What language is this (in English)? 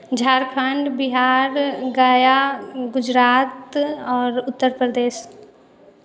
Maithili